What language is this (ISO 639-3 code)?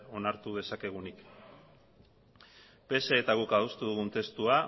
eus